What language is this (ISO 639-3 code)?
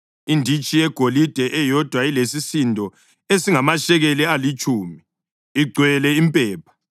nde